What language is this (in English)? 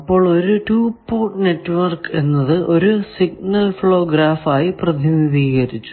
Malayalam